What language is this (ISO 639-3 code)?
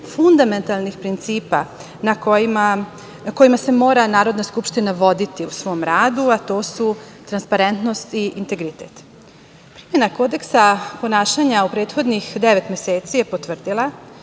srp